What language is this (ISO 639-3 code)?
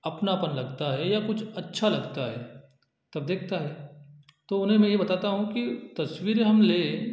hin